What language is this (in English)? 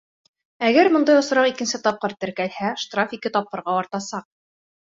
Bashkir